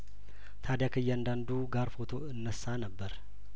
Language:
Amharic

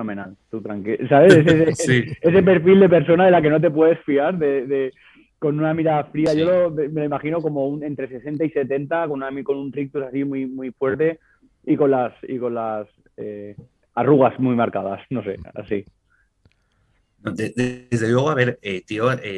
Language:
Spanish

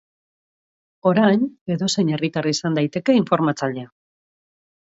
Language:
Basque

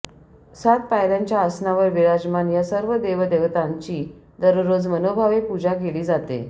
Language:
Marathi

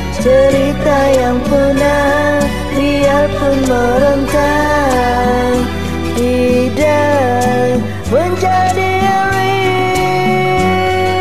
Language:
Indonesian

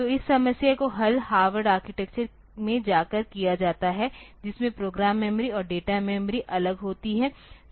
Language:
Hindi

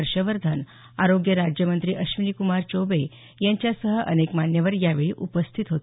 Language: Marathi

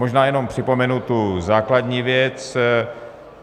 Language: Czech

